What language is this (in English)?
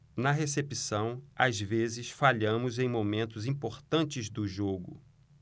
Portuguese